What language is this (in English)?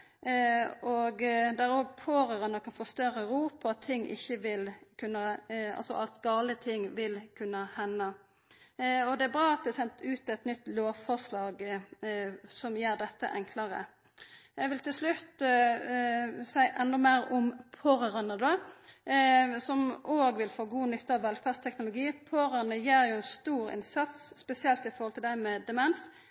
Norwegian Nynorsk